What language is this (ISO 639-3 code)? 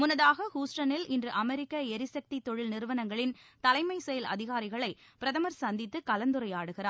tam